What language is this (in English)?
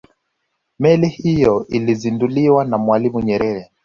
Swahili